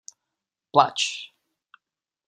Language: Czech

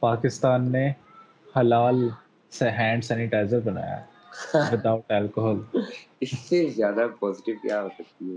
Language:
Urdu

